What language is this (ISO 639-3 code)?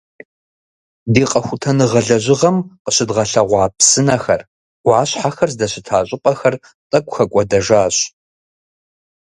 kbd